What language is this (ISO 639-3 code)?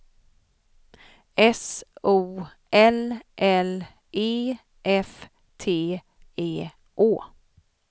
swe